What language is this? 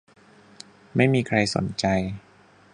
Thai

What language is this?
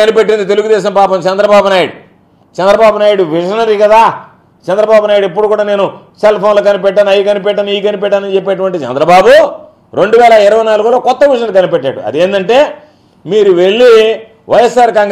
Telugu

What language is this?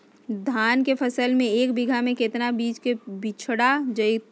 Magahi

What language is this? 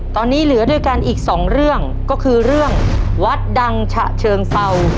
Thai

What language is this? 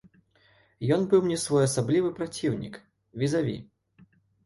Belarusian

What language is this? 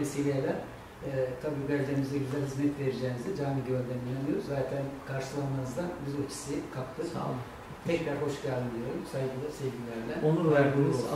Turkish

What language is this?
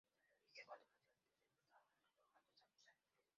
Spanish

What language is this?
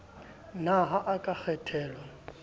Southern Sotho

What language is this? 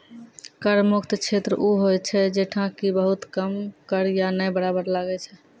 Maithili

